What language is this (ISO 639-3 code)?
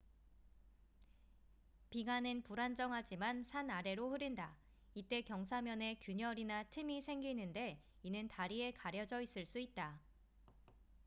kor